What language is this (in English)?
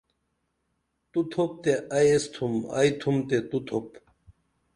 Dameli